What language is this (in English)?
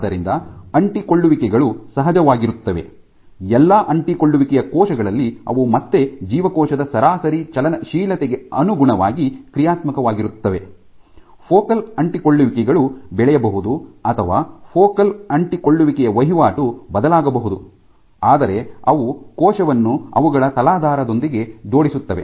Kannada